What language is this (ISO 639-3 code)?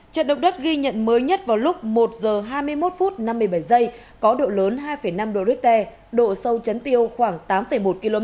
vie